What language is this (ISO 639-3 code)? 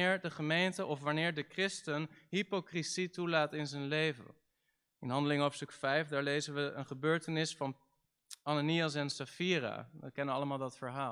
nld